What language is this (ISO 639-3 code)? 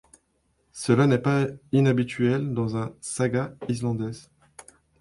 fra